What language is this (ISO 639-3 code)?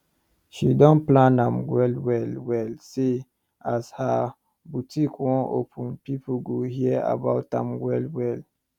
pcm